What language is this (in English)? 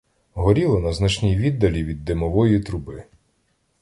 Ukrainian